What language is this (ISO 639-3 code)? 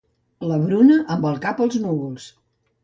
cat